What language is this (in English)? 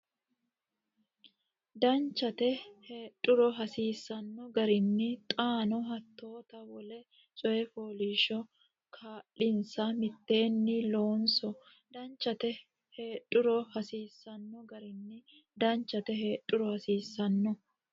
Sidamo